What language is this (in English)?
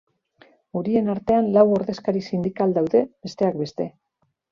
Basque